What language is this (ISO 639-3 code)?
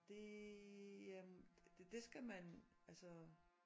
dan